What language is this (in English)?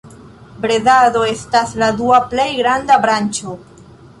Esperanto